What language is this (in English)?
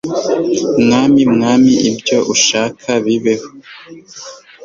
Kinyarwanda